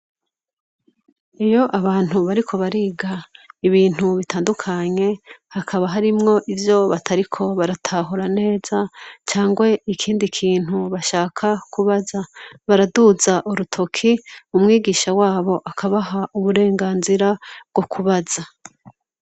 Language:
Rundi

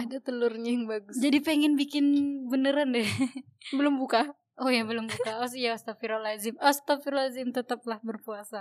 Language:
Indonesian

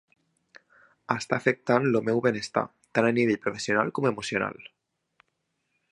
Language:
Catalan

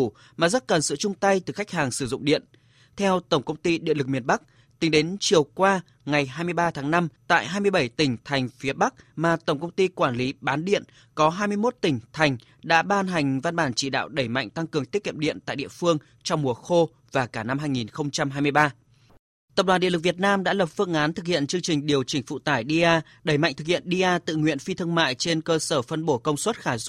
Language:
Vietnamese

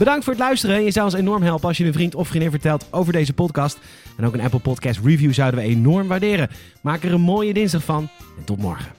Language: Dutch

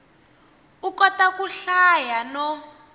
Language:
Tsonga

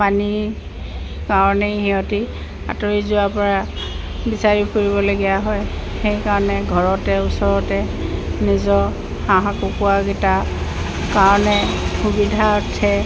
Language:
Assamese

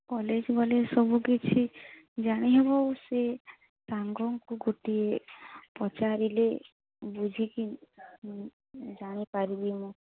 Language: Odia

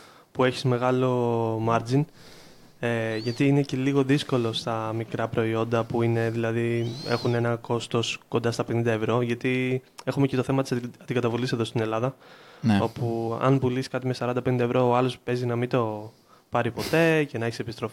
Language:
Greek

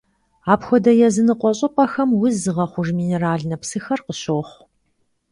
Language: Kabardian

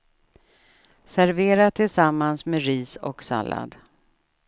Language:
Swedish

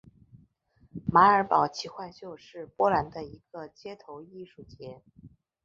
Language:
Chinese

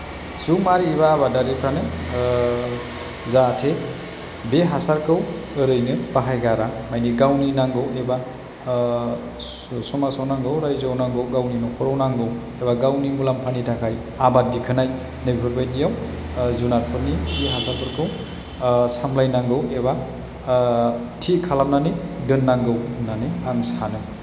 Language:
Bodo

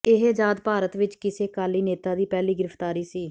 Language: Punjabi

